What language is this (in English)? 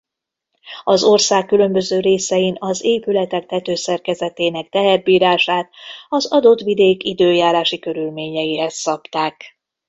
Hungarian